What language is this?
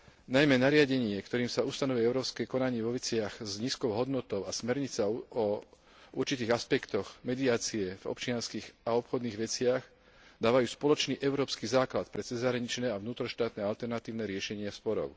Slovak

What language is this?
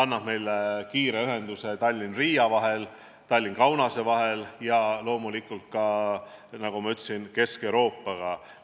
Estonian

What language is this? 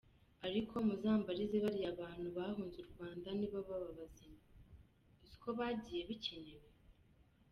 Kinyarwanda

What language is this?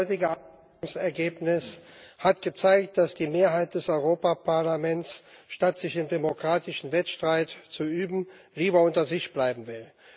German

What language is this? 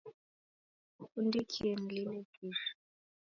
Taita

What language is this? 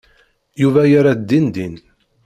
Kabyle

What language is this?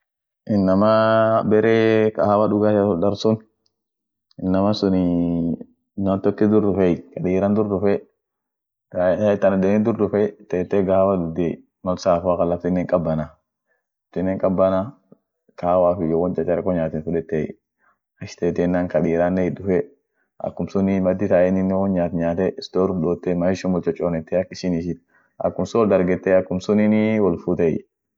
Orma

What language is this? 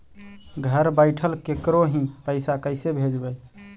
Magahi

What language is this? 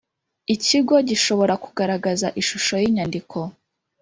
Kinyarwanda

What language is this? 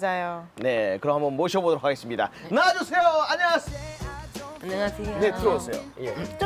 Korean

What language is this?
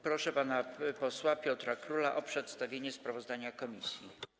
Polish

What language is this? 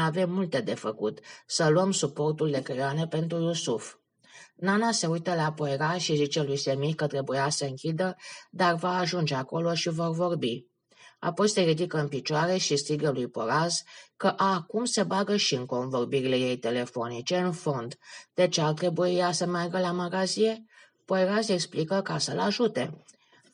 Romanian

